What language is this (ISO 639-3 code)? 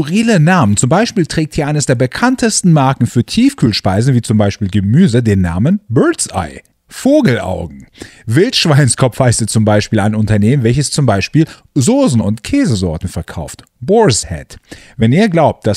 deu